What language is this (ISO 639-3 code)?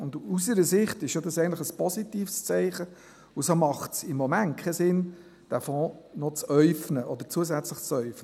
gsw